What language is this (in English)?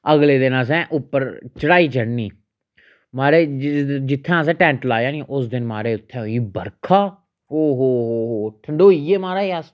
Dogri